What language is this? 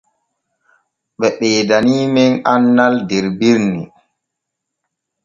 Borgu Fulfulde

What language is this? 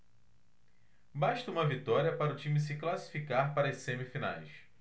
Portuguese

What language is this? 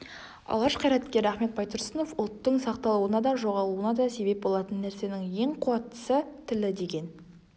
Kazakh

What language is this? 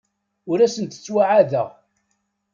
Kabyle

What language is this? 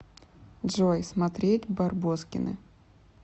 Russian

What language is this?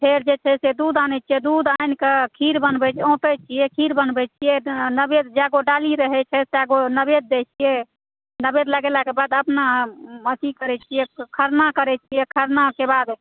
Maithili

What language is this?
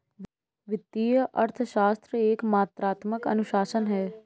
Hindi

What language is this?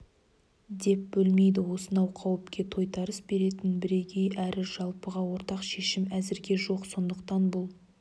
Kazakh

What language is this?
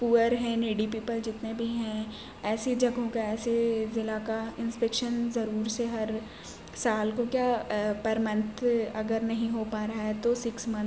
Urdu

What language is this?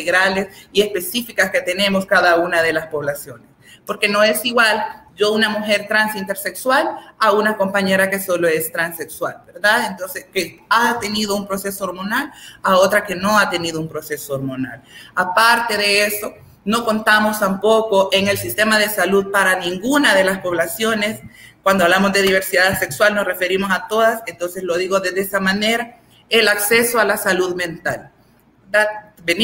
Spanish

